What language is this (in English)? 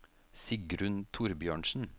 Norwegian